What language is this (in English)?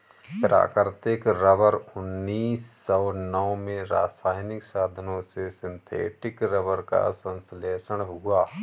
Hindi